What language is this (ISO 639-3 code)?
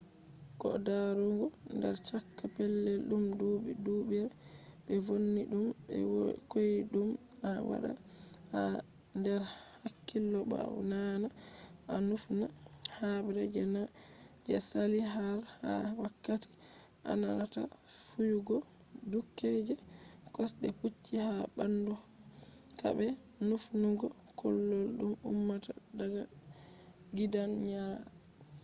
ful